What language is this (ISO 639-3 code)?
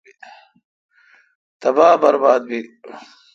xka